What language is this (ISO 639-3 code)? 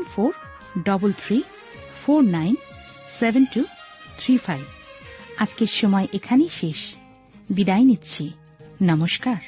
ben